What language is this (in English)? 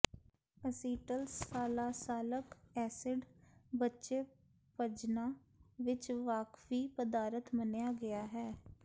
Punjabi